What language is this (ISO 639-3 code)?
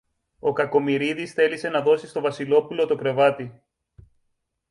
ell